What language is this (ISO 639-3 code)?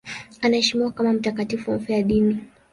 swa